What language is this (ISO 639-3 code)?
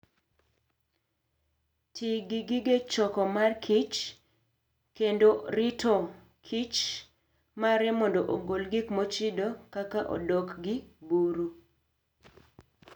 luo